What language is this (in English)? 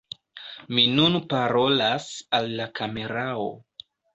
Esperanto